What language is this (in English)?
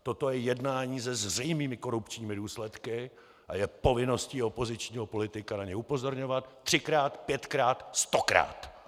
Czech